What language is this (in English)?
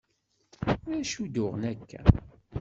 Kabyle